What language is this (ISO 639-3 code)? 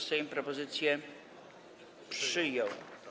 pol